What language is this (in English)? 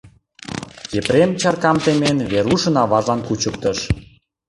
Mari